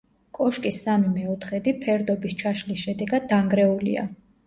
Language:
Georgian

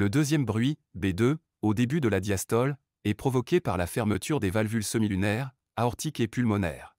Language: French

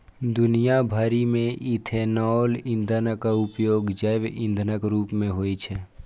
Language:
Maithili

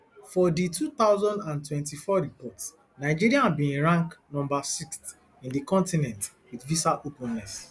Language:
Nigerian Pidgin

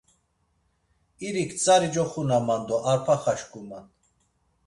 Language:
Laz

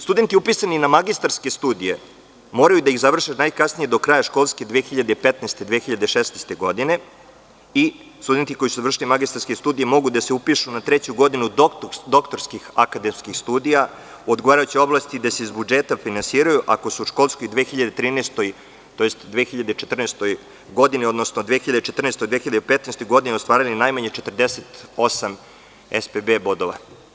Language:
Serbian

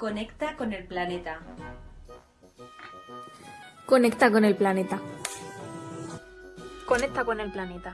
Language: Spanish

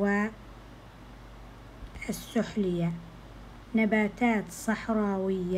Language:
Arabic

